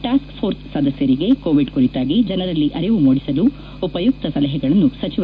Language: Kannada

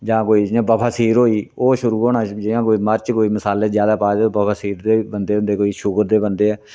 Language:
Dogri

